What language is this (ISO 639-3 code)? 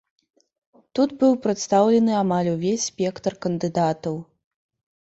bel